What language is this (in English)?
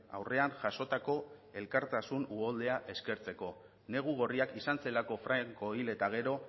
Basque